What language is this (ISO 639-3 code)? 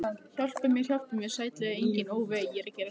isl